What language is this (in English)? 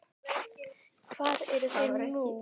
Icelandic